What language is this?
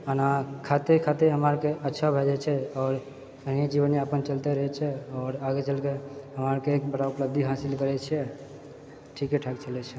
Maithili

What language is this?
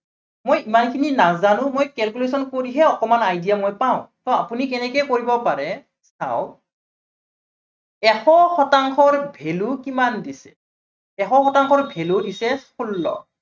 Assamese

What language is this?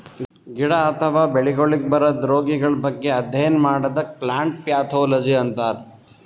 Kannada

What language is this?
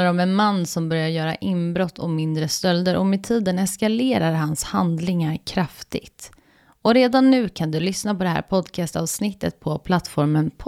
Swedish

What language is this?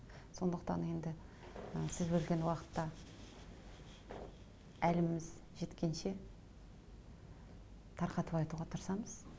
Kazakh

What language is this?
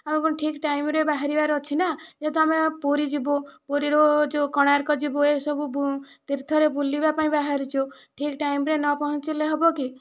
Odia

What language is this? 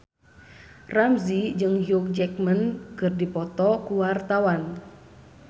Sundanese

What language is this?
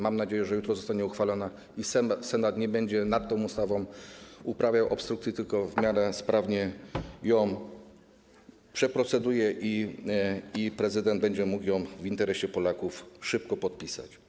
Polish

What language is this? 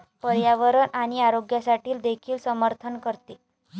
Marathi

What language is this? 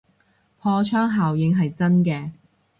Cantonese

